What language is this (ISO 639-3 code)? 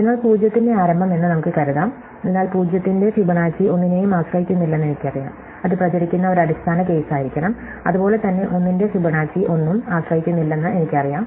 mal